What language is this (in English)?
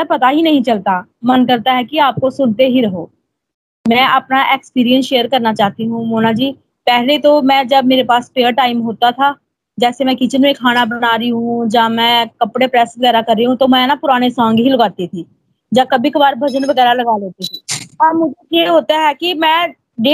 Hindi